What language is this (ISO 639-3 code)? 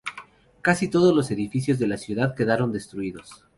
spa